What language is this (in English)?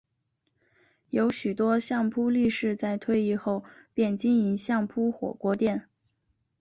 Chinese